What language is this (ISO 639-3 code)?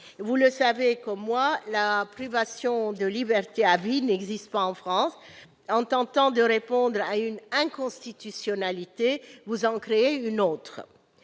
fra